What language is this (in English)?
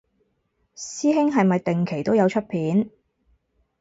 Cantonese